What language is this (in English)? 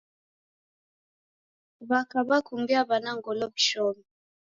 Taita